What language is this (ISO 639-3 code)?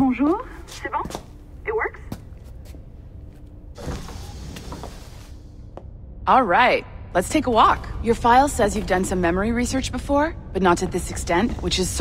eng